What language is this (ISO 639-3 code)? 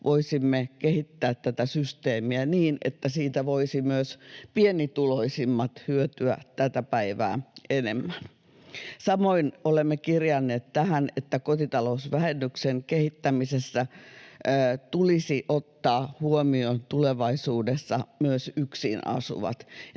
fin